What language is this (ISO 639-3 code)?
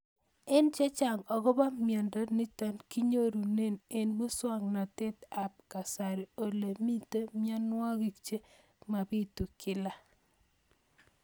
kln